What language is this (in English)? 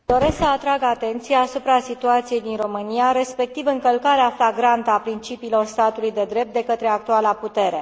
Romanian